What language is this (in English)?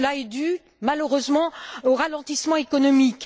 French